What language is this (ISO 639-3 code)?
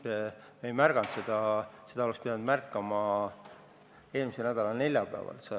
est